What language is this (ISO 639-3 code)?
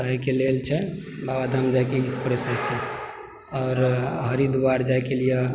mai